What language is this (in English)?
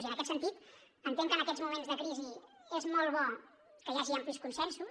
Catalan